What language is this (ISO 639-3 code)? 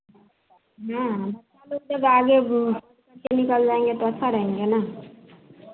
hin